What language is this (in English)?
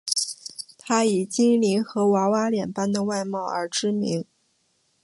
Chinese